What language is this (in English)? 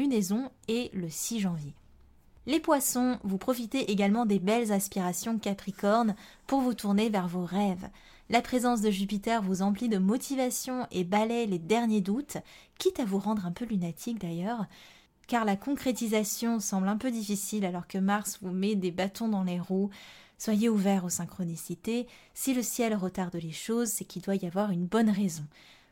French